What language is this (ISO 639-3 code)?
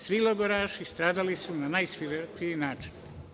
srp